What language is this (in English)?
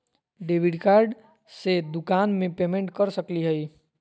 Magahi